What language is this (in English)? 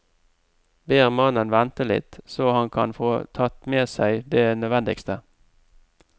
Norwegian